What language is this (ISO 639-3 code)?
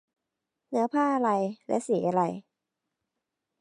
tha